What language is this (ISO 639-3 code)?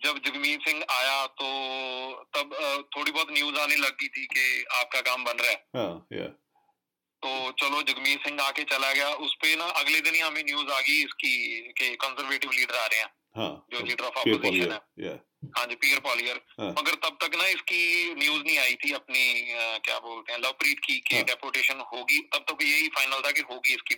pan